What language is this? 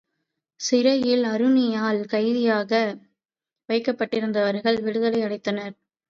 Tamil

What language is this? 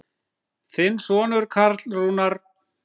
Icelandic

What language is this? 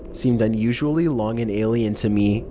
English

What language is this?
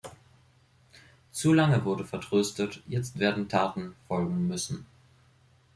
German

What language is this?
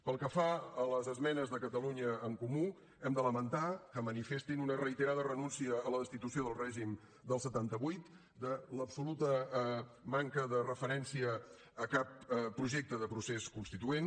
Catalan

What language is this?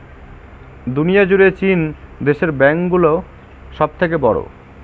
Bangla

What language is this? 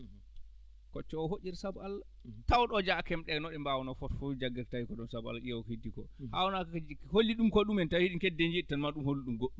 Fula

